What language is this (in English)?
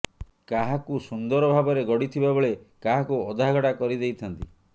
Odia